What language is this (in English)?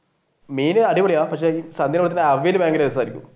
Malayalam